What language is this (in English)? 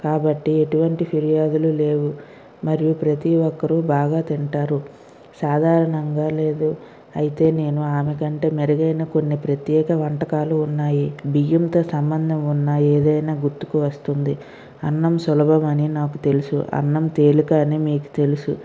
Telugu